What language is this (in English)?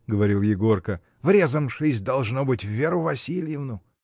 Russian